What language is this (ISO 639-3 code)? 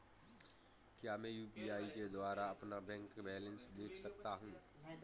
hin